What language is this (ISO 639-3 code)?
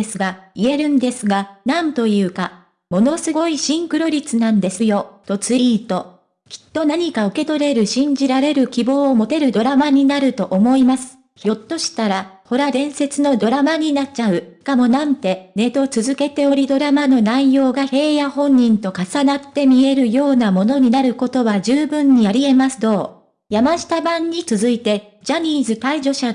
jpn